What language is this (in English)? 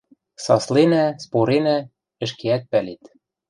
Western Mari